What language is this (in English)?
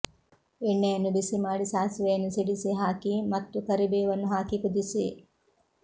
Kannada